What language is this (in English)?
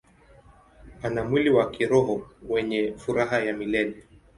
Swahili